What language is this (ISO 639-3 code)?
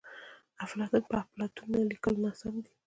pus